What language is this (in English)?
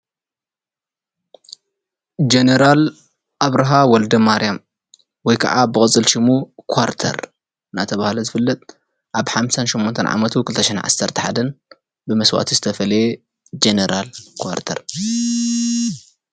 Tigrinya